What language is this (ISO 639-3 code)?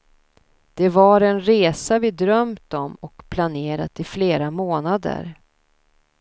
swe